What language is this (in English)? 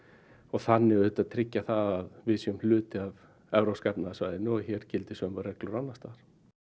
Icelandic